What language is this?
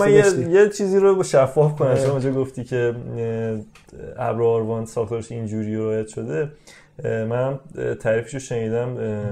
Persian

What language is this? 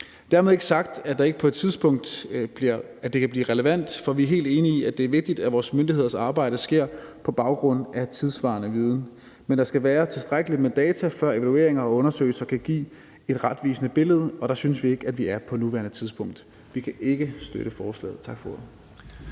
Danish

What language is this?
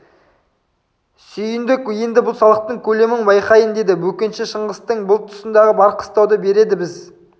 Kazakh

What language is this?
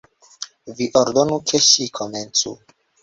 Esperanto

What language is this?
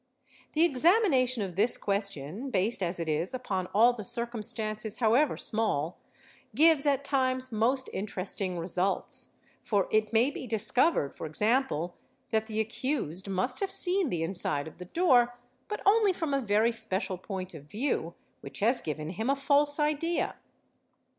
English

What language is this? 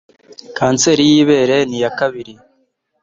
Kinyarwanda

